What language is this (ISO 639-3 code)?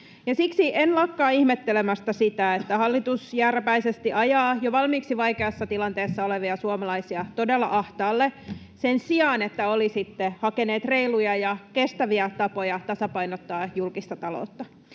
fin